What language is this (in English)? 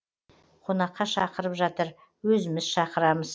Kazakh